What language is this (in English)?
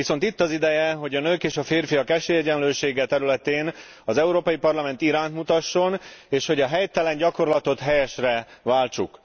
Hungarian